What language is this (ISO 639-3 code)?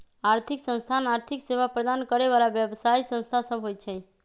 mag